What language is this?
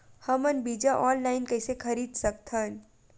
Chhattisgarhi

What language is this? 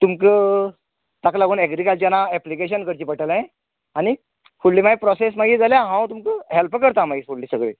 Konkani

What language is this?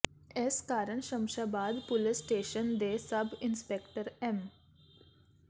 Punjabi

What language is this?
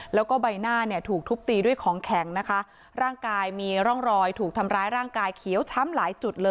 Thai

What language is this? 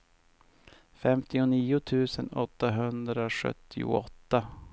Swedish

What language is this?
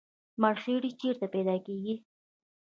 Pashto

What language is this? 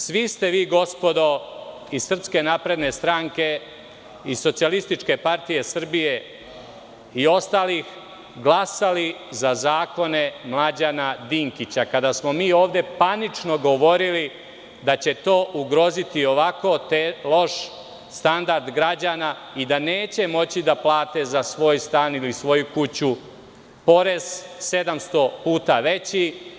Serbian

